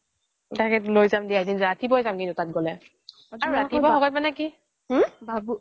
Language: Assamese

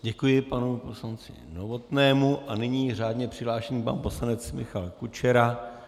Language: Czech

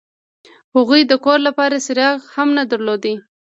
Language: Pashto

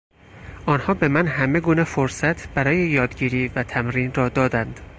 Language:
Persian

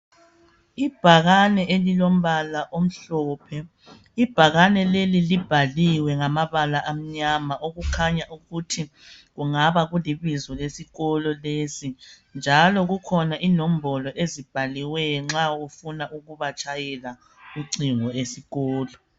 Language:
North Ndebele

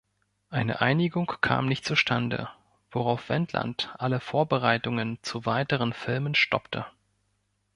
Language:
German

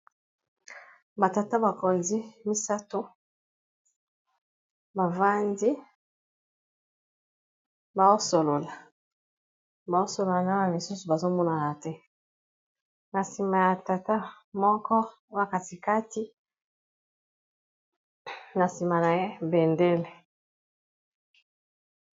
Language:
Lingala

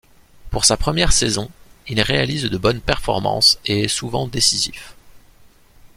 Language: French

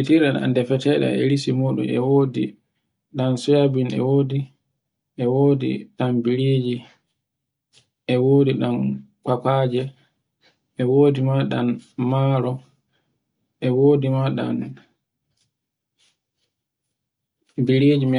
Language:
Borgu Fulfulde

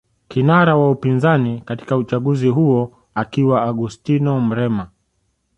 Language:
Swahili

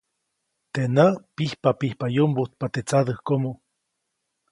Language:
Copainalá Zoque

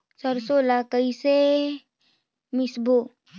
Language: Chhattisgarhi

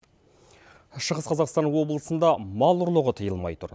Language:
Kazakh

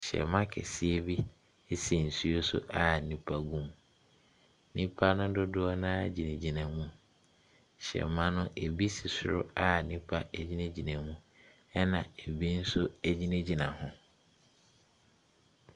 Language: Akan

